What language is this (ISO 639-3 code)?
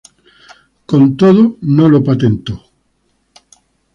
spa